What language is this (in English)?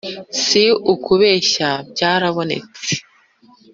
Kinyarwanda